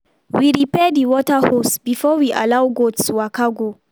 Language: Nigerian Pidgin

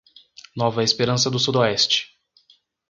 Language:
Portuguese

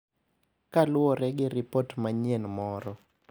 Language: Luo (Kenya and Tanzania)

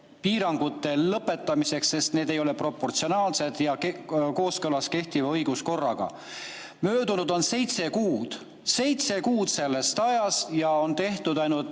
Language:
Estonian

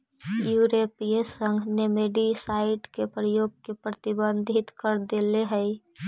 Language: Magahi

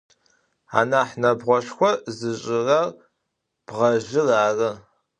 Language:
Adyghe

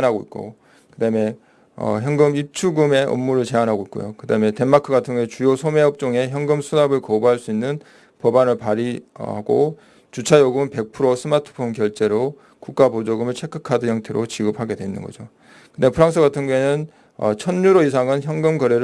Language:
Korean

